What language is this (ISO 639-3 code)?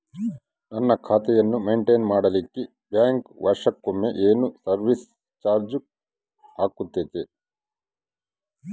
kan